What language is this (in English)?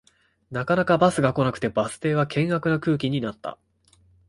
Japanese